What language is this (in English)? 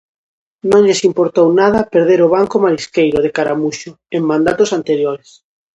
Galician